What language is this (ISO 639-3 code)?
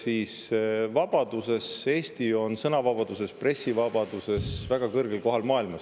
est